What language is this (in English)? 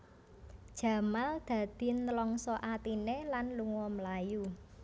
Javanese